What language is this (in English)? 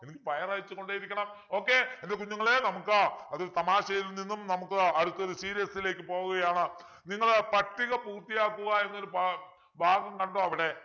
Malayalam